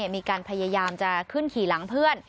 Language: Thai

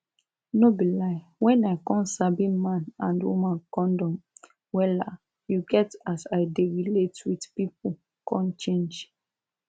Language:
Nigerian Pidgin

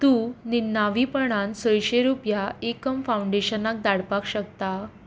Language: Konkani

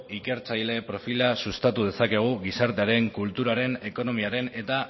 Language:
Basque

